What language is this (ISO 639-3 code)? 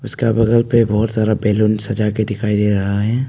hin